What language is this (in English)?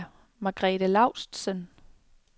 Danish